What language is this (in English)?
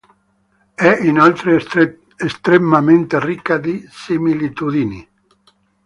Italian